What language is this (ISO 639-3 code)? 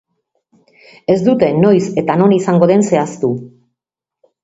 eus